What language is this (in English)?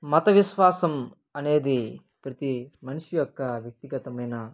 Telugu